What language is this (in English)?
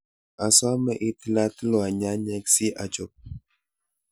Kalenjin